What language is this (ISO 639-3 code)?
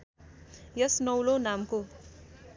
nep